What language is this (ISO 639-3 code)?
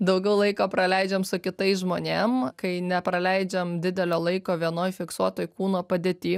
lit